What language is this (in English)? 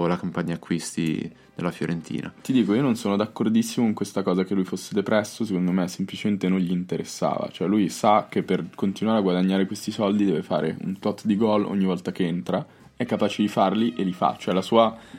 Italian